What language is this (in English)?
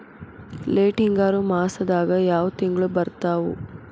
Kannada